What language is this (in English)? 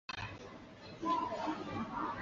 Chinese